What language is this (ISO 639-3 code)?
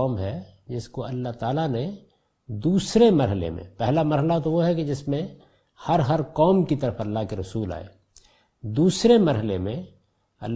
urd